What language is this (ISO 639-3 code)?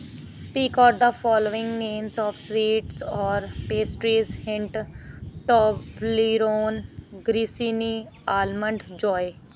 pan